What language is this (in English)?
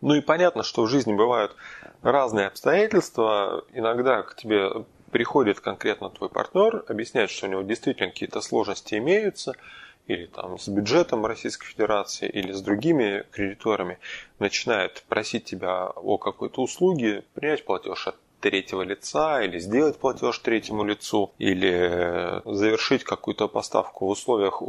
Russian